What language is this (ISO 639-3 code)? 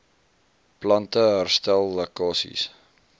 afr